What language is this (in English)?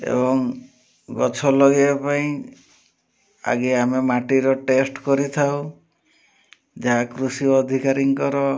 Odia